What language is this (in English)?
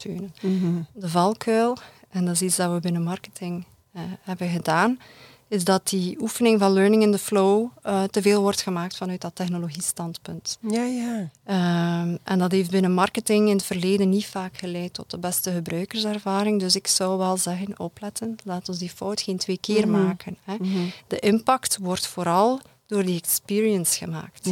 Dutch